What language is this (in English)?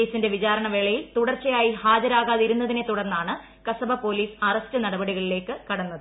Malayalam